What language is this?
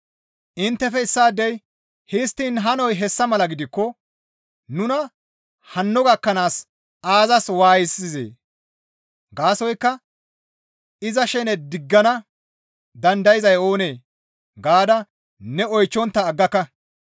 Gamo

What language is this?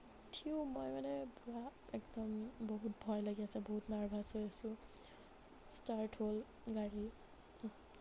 Assamese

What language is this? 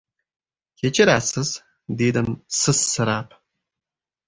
Uzbek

